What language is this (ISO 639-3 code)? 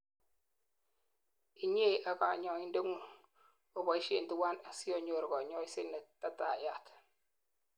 kln